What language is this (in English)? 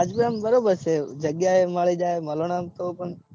Gujarati